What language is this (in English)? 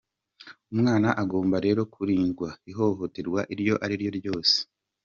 Kinyarwanda